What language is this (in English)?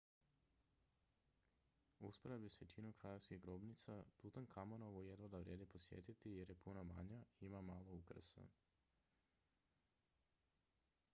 Croatian